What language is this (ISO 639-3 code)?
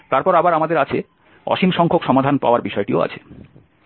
ben